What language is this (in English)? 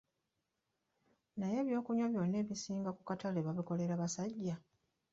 Ganda